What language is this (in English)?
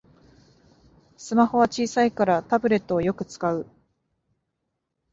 Japanese